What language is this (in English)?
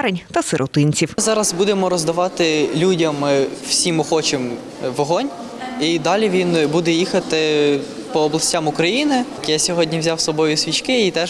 Ukrainian